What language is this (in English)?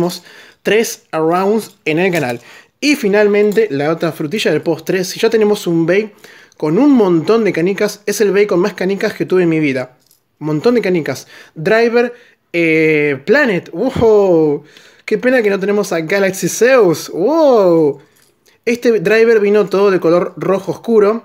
Spanish